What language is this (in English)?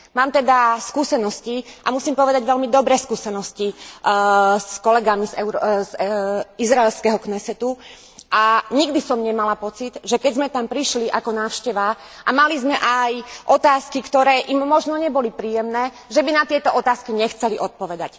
Slovak